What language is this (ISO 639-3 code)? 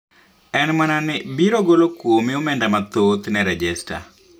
luo